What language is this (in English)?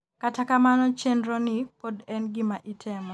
Luo (Kenya and Tanzania)